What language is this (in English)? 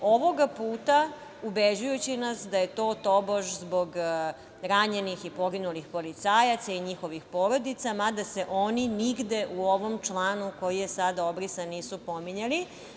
Serbian